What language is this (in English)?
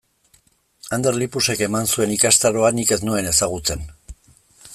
Basque